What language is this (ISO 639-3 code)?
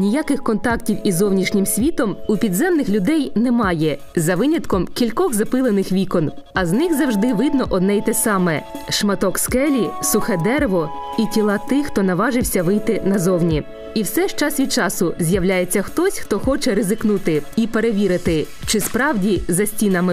ukr